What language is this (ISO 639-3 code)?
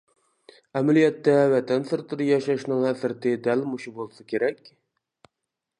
uig